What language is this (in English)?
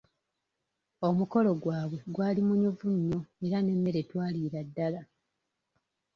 Ganda